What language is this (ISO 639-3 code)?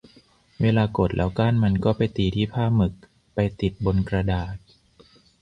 tha